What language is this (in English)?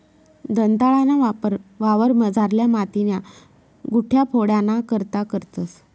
Marathi